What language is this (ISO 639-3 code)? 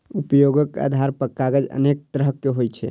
mai